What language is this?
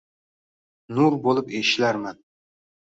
Uzbek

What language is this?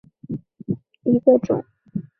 Chinese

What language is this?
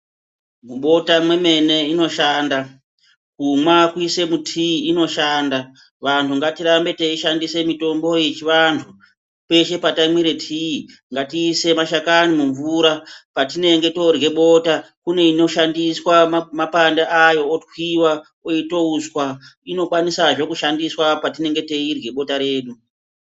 Ndau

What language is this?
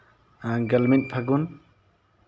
Santali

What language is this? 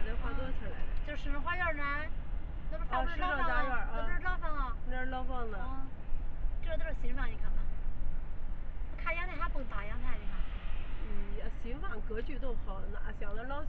Chinese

